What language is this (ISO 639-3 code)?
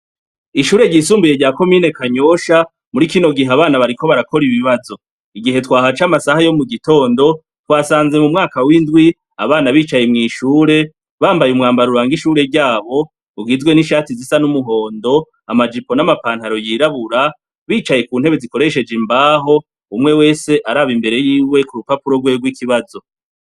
run